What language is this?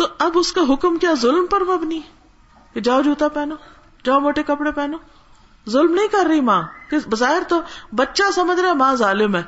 Urdu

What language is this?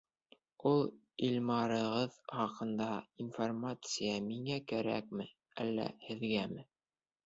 Bashkir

